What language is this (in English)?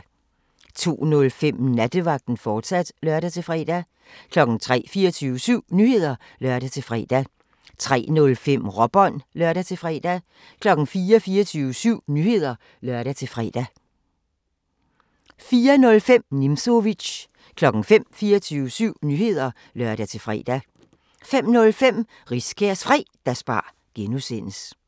Danish